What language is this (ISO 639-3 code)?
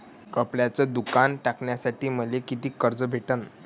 mar